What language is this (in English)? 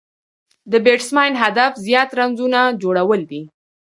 Pashto